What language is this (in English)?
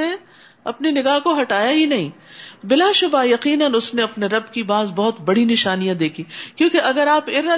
Urdu